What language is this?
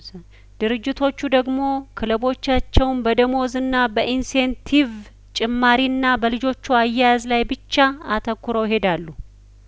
Amharic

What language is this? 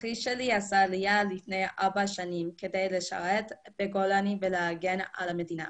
Hebrew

